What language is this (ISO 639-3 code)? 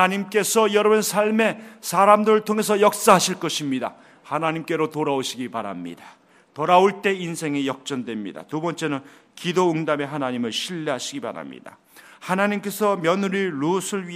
kor